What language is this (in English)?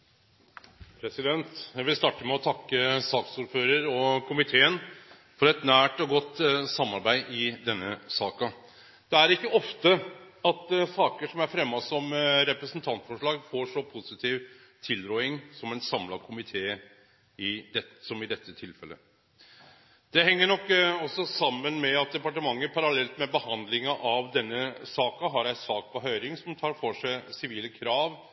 Norwegian